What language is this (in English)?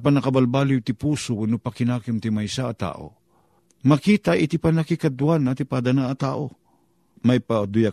Filipino